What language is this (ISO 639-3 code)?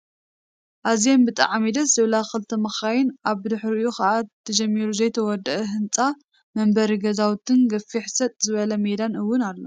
tir